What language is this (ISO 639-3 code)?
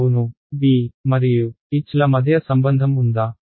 tel